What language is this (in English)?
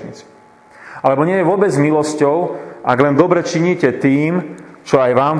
Slovak